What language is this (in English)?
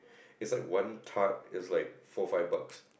English